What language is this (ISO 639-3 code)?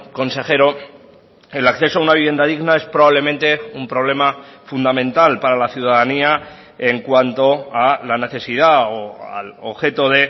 spa